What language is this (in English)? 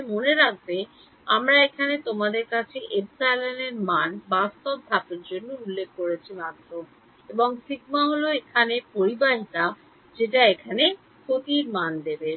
Bangla